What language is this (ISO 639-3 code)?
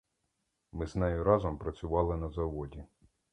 ukr